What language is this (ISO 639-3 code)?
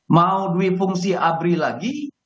ind